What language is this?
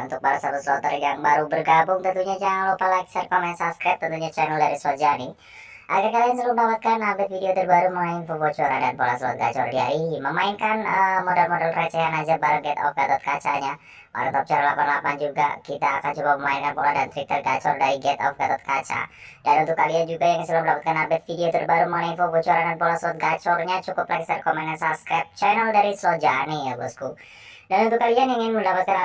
Indonesian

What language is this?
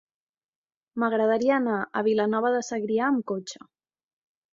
Catalan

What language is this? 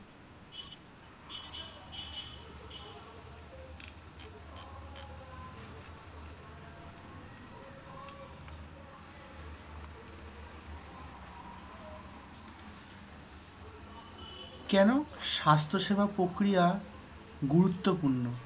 Bangla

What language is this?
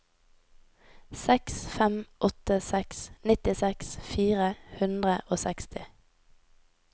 Norwegian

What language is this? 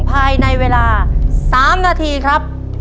Thai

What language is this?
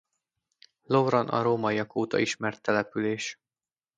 Hungarian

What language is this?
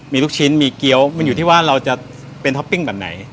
Thai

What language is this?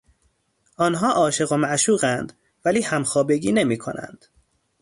Persian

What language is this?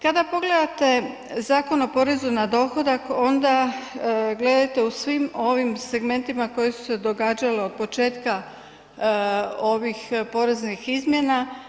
Croatian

